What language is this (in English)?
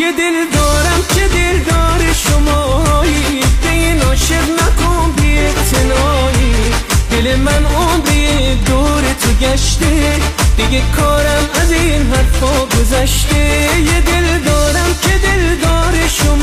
Persian